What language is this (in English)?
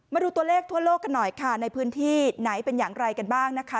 Thai